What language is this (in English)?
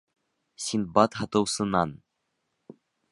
Bashkir